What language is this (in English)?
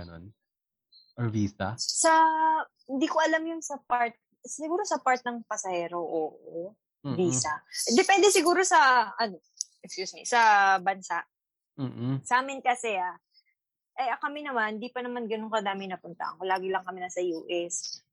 Filipino